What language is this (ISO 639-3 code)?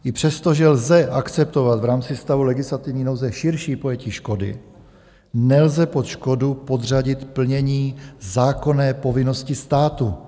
ces